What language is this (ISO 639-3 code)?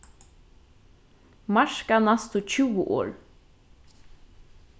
fao